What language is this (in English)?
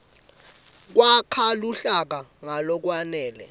Swati